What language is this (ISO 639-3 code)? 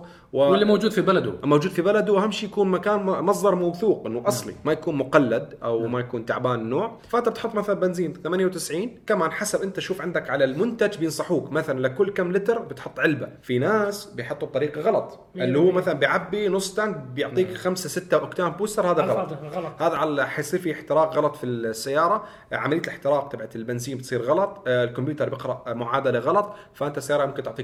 ara